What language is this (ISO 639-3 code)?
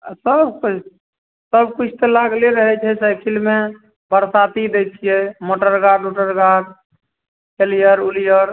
mai